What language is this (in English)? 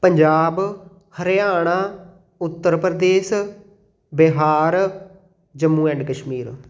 Punjabi